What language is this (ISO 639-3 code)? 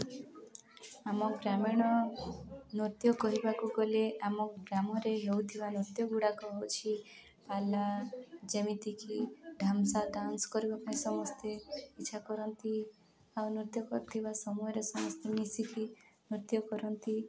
ori